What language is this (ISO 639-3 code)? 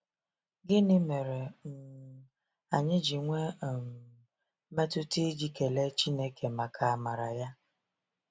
ibo